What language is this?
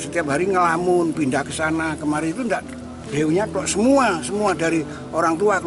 Indonesian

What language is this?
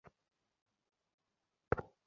Bangla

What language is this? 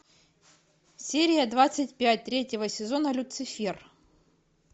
Russian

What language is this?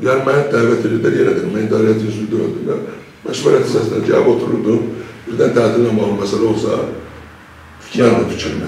Turkish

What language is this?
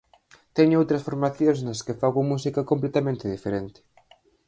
Galician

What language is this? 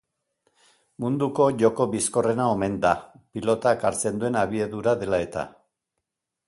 Basque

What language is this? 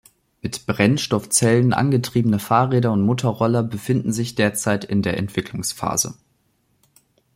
German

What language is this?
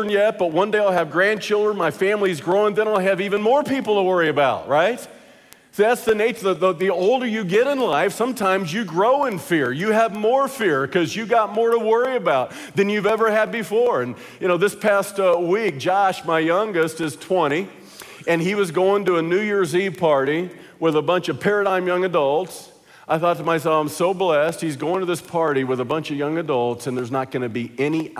English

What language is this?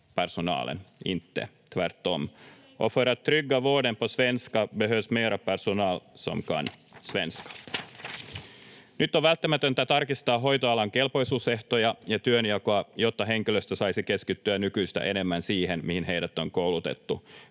Finnish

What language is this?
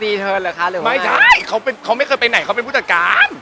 Thai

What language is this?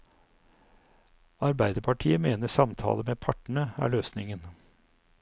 Norwegian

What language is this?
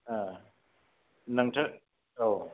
Bodo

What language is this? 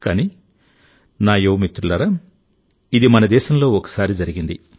Telugu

